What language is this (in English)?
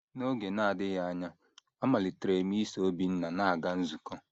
Igbo